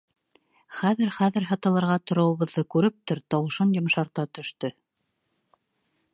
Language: Bashkir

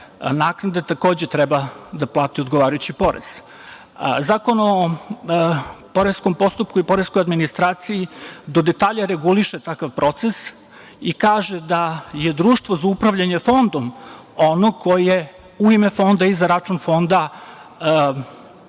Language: Serbian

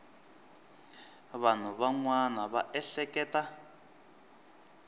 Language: Tsonga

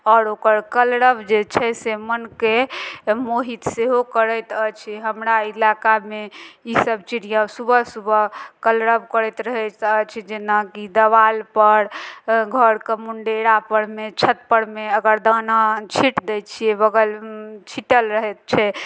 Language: Maithili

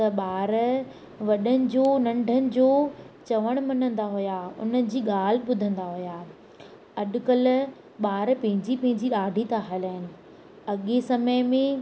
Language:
Sindhi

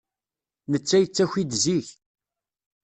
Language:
Kabyle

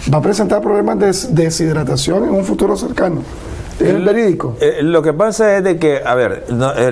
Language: Spanish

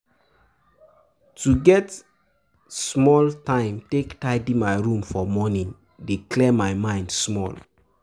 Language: Nigerian Pidgin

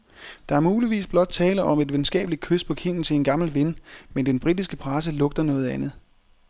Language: Danish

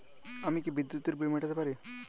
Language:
Bangla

